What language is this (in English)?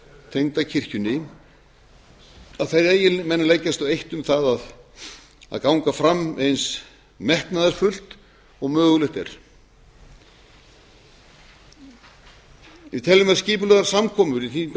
Icelandic